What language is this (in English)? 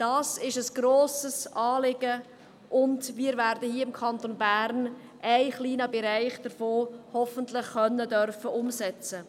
Swiss German